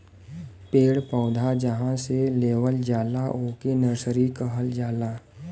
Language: Bhojpuri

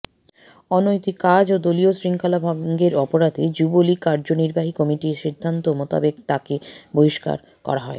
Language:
Bangla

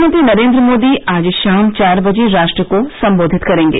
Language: Hindi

